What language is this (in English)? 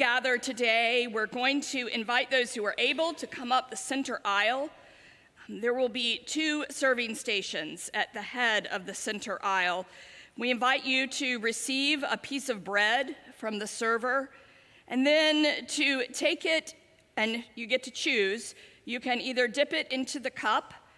English